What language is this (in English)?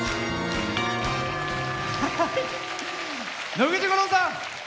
Japanese